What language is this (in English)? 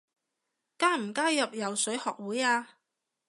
Cantonese